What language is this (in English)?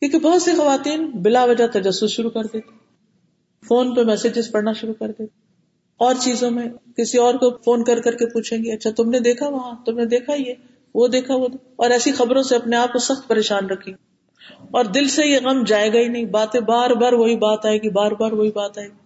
Urdu